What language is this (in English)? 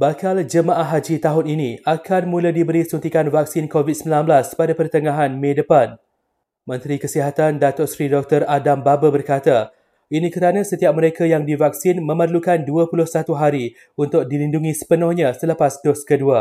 Malay